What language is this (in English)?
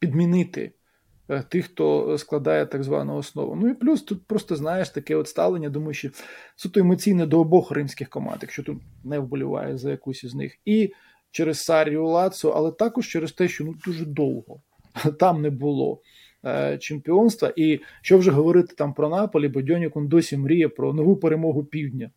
Ukrainian